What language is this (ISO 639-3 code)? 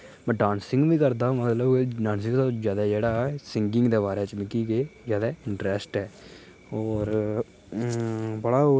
doi